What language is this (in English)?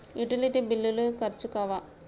Telugu